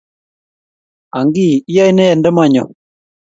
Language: Kalenjin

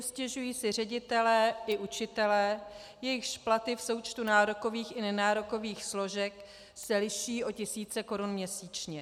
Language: Czech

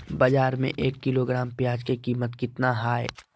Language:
Magahi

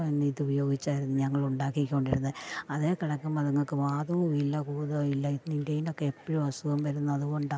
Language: Malayalam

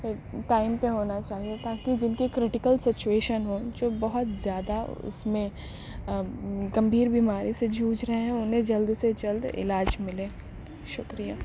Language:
Urdu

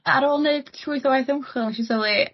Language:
Welsh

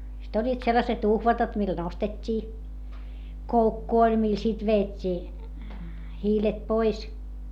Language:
Finnish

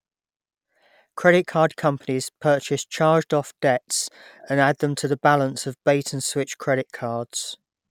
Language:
English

